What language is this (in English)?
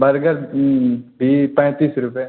Hindi